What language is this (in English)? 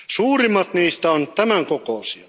Finnish